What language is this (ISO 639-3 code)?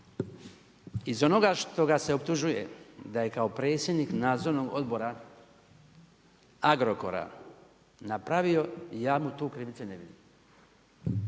hrv